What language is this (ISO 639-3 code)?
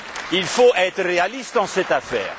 fra